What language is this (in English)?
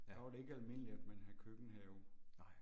Danish